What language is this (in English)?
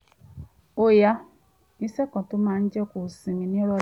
Yoruba